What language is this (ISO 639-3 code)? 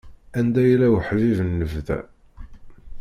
kab